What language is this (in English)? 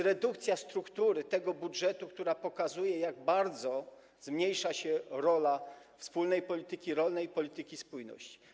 Polish